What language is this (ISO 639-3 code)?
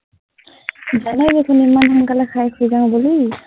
asm